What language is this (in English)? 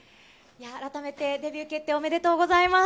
Japanese